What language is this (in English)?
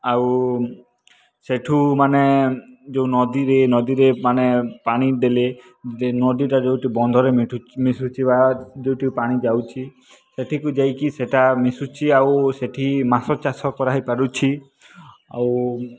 Odia